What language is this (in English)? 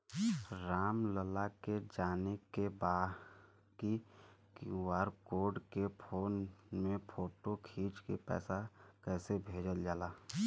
Bhojpuri